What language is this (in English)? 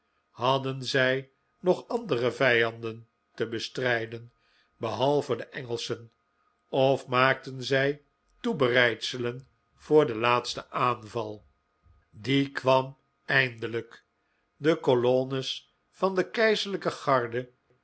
Dutch